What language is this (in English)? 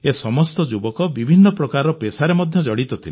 Odia